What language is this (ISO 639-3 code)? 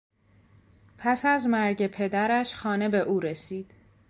fas